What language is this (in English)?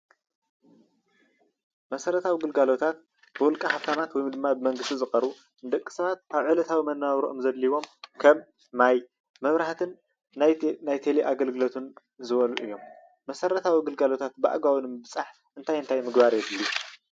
Tigrinya